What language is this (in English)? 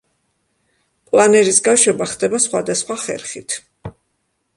Georgian